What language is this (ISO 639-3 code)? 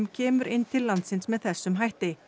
isl